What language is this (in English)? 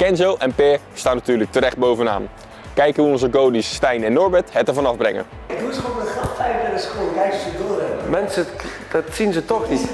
Dutch